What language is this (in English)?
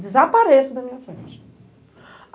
Portuguese